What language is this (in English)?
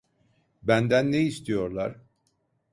Turkish